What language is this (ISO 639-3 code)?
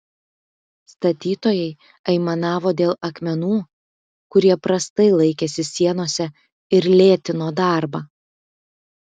lit